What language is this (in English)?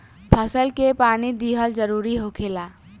Bhojpuri